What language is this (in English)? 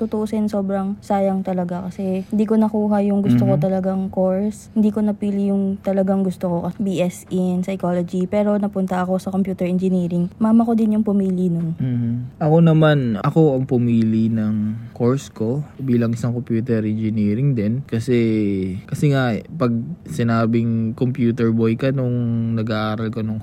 Filipino